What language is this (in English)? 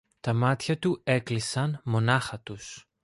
Greek